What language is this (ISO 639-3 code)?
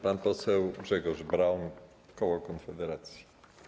pol